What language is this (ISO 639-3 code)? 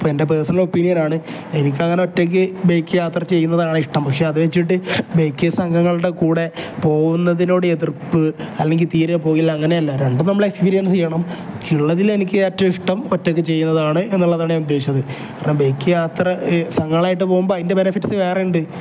mal